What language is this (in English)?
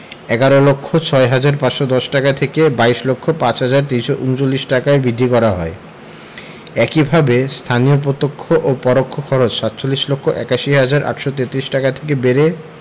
Bangla